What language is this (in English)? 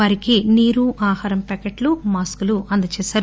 Telugu